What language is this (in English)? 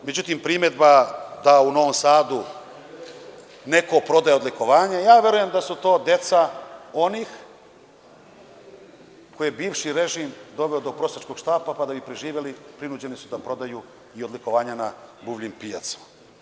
Serbian